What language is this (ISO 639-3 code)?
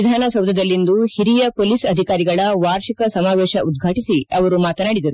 kan